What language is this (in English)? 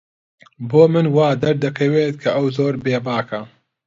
Central Kurdish